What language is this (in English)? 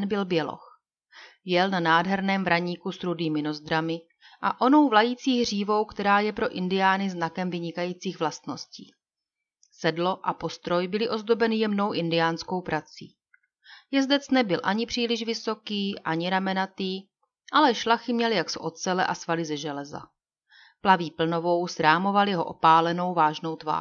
Czech